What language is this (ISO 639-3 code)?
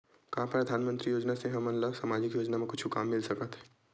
hne